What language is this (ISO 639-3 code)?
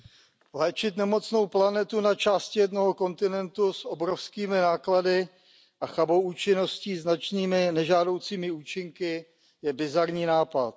ces